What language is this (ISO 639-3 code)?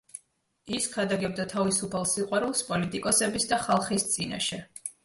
kat